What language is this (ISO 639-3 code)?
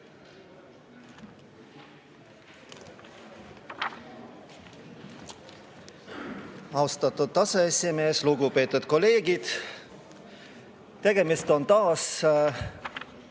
est